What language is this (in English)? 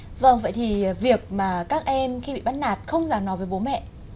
Vietnamese